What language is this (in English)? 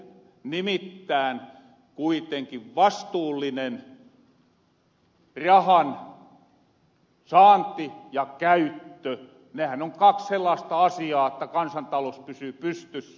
Finnish